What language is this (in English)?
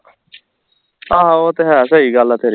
Punjabi